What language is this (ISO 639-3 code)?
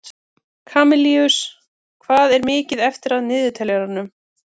isl